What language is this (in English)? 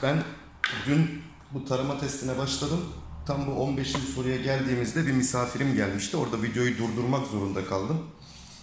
Turkish